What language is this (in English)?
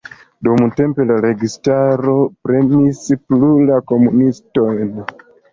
Esperanto